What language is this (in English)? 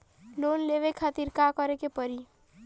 Bhojpuri